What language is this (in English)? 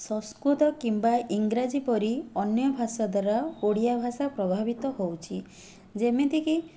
Odia